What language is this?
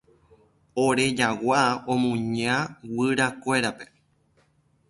Guarani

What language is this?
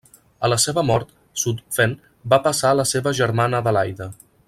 Catalan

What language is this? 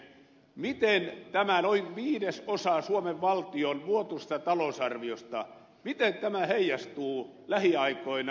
Finnish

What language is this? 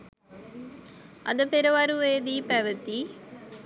Sinhala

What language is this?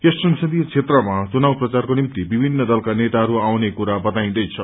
Nepali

